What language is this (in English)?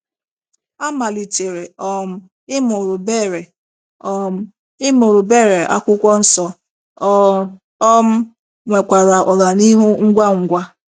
Igbo